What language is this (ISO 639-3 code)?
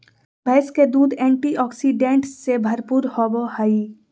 mag